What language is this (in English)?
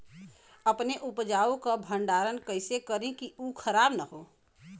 Bhojpuri